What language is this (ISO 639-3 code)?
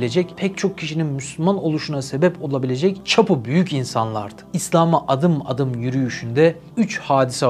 tur